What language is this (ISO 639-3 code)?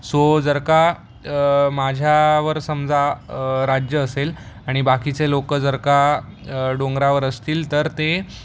mar